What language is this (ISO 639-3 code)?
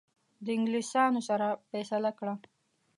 pus